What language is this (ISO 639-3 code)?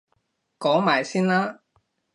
yue